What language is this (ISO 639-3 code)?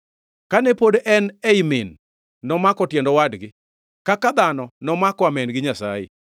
luo